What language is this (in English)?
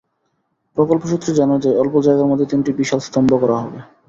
Bangla